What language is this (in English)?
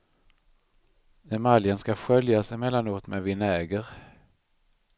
Swedish